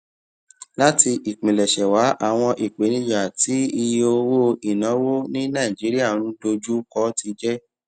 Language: Yoruba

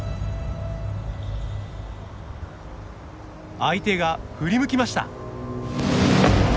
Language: Japanese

